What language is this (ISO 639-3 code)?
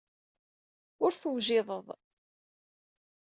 kab